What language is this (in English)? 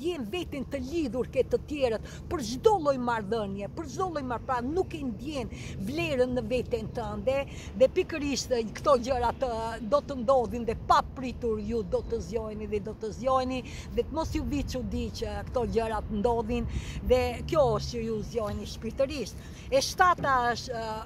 Romanian